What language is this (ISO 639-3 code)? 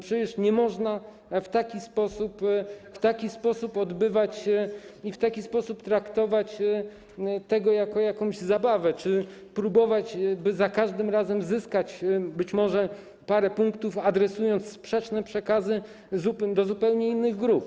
pol